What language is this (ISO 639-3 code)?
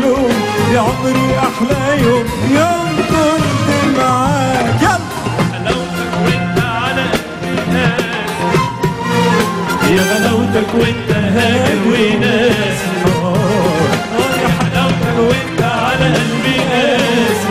ara